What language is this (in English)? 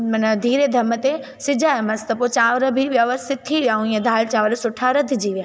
Sindhi